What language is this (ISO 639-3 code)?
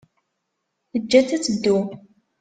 kab